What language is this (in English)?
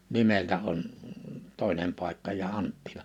Finnish